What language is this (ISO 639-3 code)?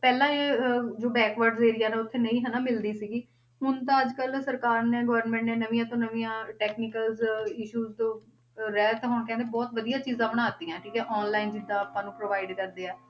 pan